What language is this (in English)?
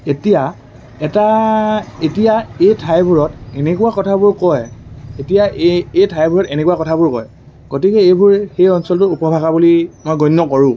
Assamese